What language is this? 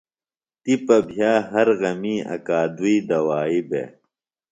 Phalura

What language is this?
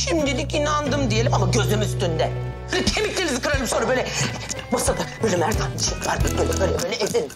Turkish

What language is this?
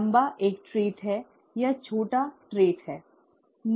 Hindi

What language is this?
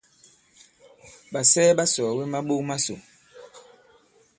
Bankon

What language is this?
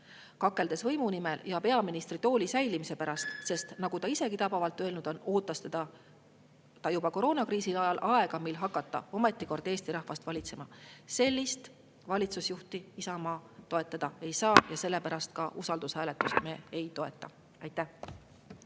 Estonian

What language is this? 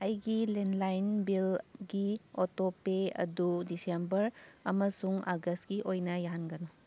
Manipuri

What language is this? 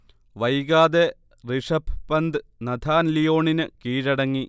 Malayalam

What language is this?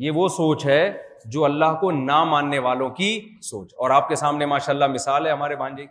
Urdu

